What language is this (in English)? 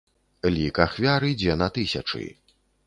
Belarusian